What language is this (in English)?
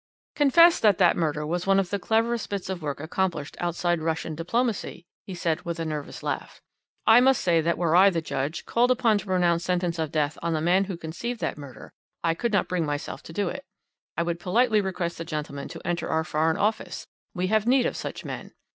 English